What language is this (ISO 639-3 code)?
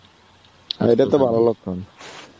ben